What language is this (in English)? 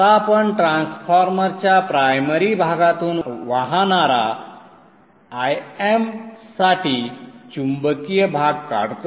Marathi